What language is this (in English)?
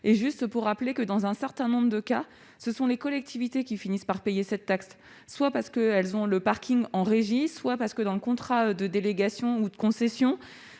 French